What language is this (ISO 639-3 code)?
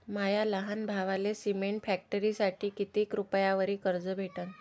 mar